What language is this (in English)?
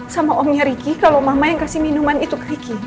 Indonesian